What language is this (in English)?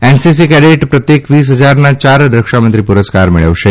Gujarati